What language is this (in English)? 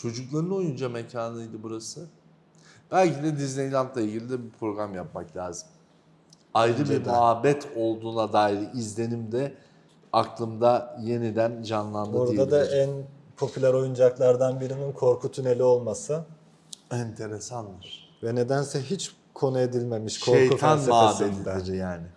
Turkish